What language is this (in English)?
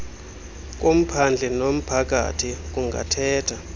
Xhosa